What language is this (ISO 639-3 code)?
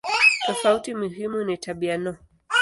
swa